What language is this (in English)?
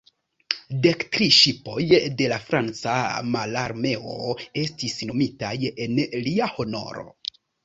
Esperanto